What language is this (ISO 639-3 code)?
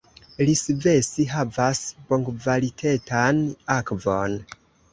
epo